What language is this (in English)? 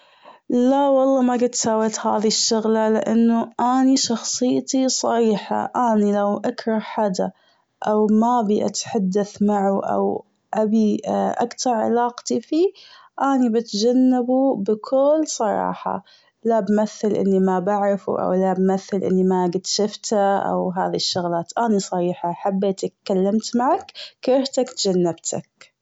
Gulf Arabic